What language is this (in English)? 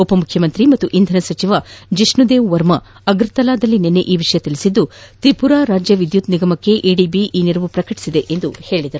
Kannada